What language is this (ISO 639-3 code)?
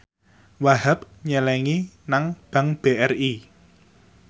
jav